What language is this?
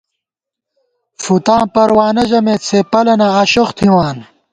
Gawar-Bati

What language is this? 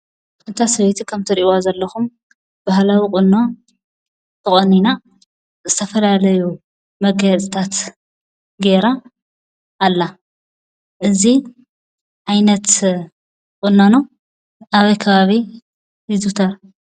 Tigrinya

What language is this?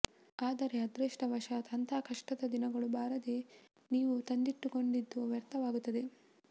Kannada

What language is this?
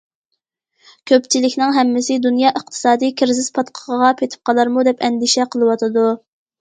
Uyghur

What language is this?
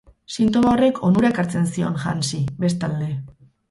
Basque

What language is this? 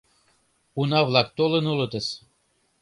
Mari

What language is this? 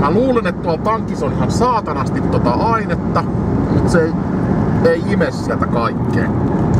Finnish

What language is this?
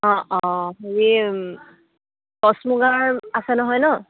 Assamese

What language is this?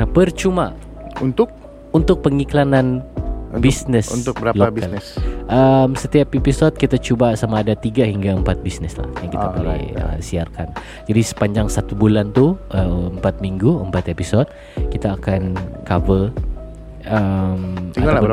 Malay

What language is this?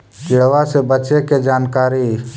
Magahi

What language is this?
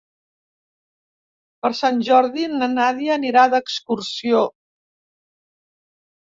Catalan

